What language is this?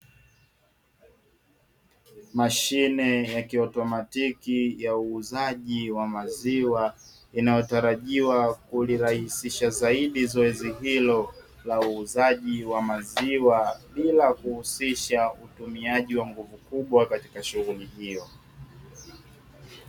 Swahili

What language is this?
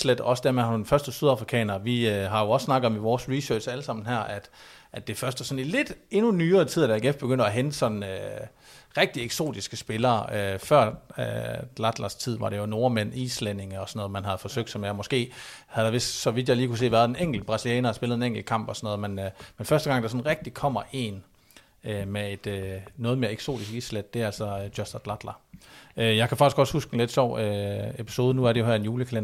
Danish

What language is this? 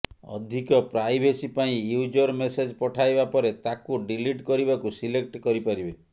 Odia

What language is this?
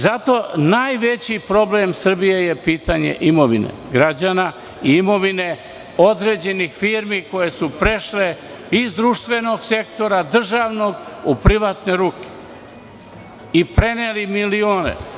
Serbian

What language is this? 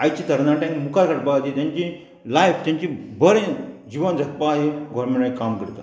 Konkani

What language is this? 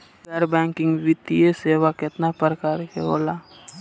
Bhojpuri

